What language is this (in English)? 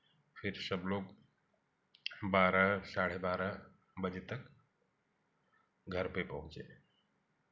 Hindi